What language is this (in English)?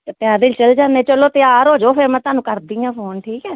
Punjabi